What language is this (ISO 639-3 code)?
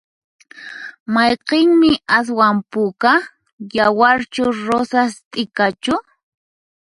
qxp